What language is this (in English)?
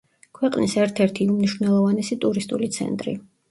Georgian